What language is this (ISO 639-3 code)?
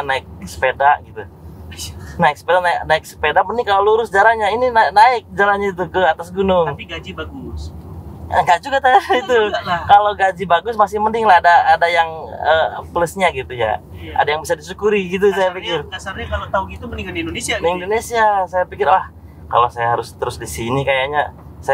ind